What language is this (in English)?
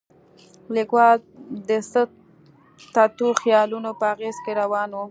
Pashto